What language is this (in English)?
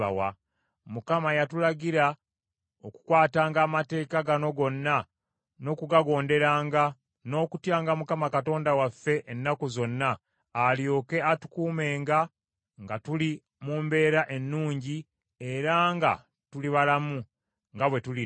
Ganda